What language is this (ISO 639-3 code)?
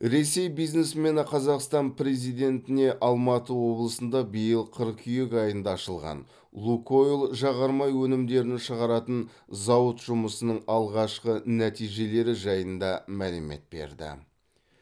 kaz